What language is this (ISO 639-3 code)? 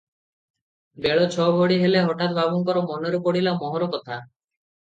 ori